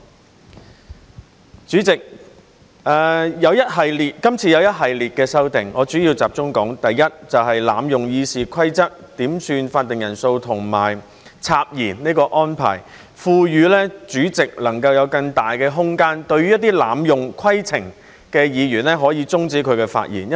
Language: Cantonese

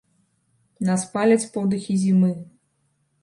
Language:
Belarusian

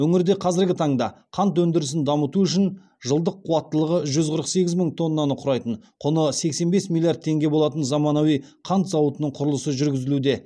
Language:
Kazakh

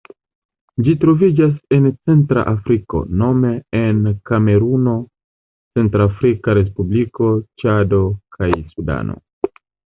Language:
Esperanto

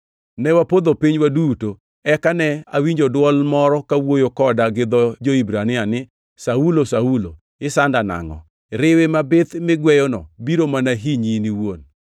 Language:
Luo (Kenya and Tanzania)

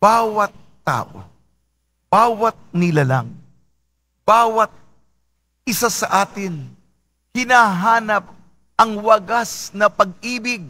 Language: Filipino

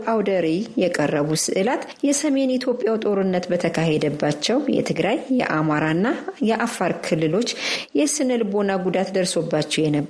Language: Amharic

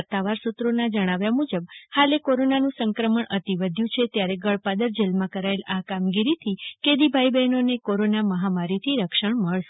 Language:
Gujarati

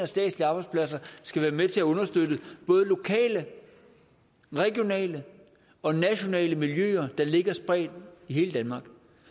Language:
Danish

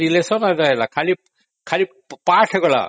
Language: Odia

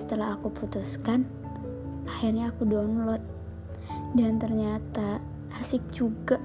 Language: Indonesian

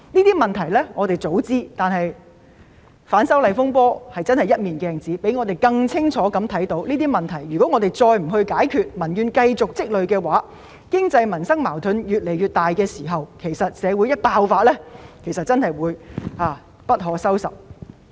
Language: Cantonese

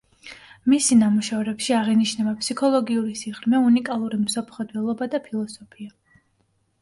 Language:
Georgian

